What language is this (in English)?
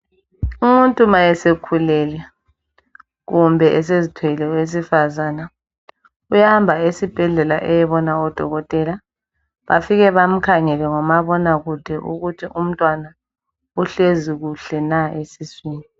North Ndebele